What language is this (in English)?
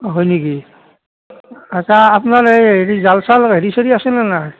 Assamese